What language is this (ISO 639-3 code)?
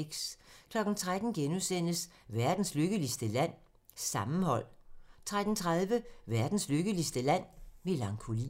dan